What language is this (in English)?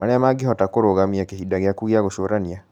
Kikuyu